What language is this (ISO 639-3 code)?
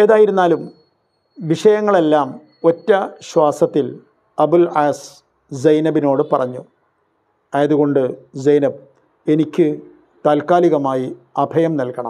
fil